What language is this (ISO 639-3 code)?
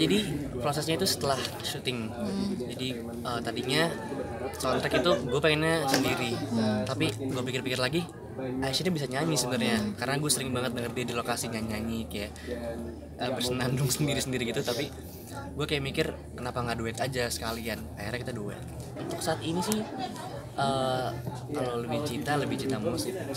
ind